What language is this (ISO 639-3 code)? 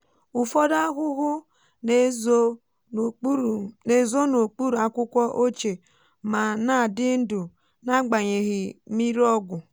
ibo